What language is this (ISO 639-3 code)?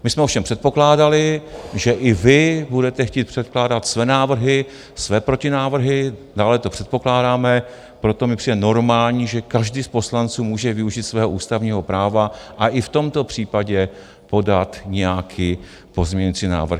ces